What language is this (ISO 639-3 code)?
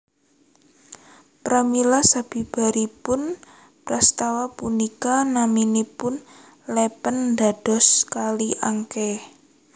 jav